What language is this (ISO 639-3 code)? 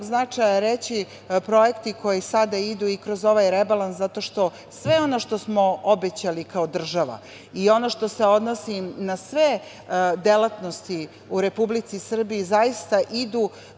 srp